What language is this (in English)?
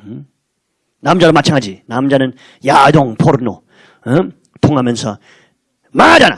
Korean